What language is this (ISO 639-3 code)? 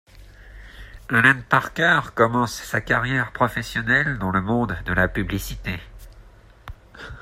fra